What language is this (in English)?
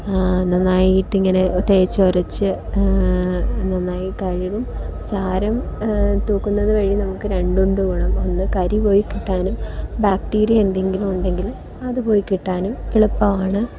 Malayalam